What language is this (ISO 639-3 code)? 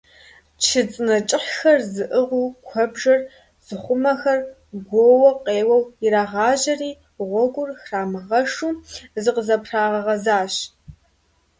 kbd